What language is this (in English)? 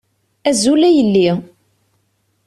Kabyle